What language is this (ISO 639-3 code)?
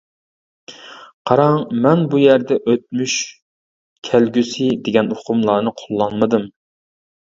uig